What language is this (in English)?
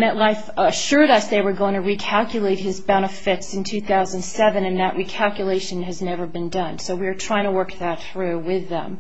English